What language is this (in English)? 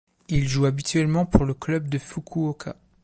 French